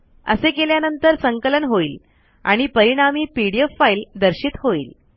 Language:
Marathi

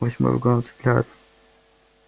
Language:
Russian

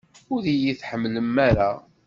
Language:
Kabyle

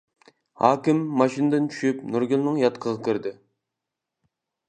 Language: Uyghur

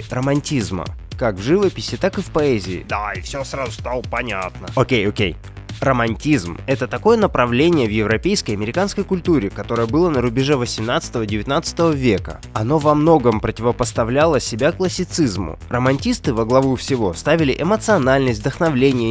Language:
Russian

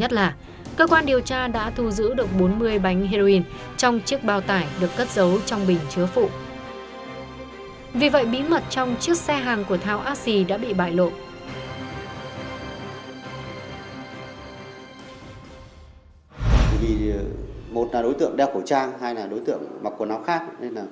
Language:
Vietnamese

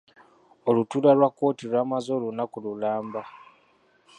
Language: Ganda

